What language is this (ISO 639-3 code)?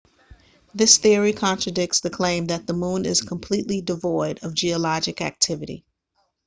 eng